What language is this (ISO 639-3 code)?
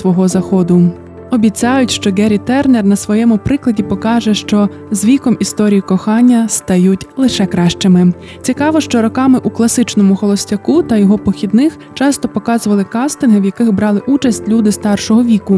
ukr